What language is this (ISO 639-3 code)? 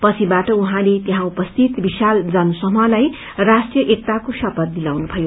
nep